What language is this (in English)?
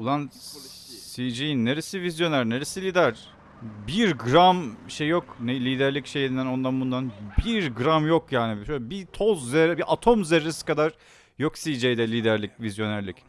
Turkish